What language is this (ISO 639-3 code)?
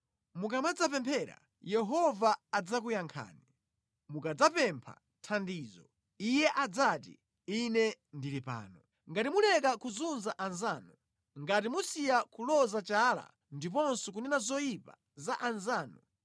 nya